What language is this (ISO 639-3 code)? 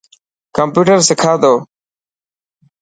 mki